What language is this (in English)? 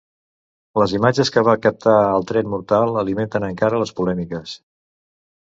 Catalan